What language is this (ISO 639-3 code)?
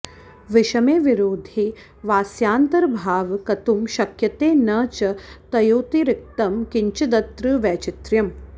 san